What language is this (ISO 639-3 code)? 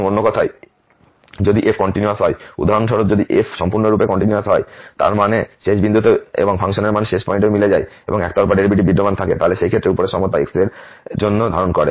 ben